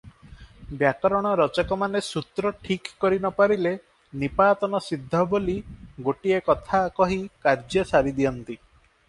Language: Odia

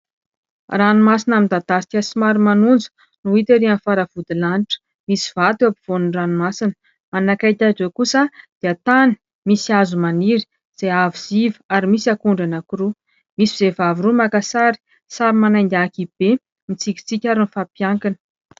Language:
Malagasy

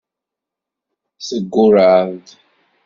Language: Kabyle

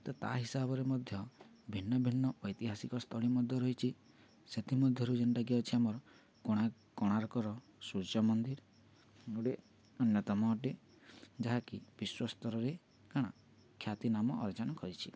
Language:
Odia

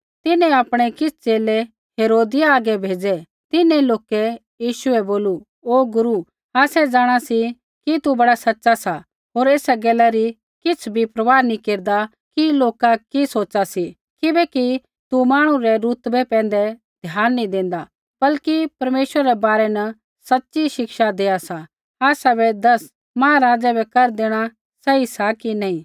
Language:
Kullu Pahari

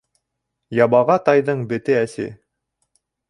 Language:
Bashkir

